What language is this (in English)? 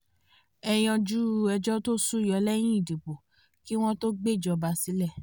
Yoruba